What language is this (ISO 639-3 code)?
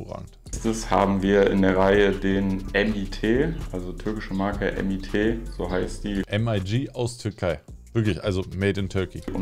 deu